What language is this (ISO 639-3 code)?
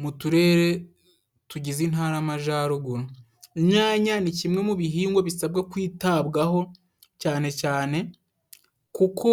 kin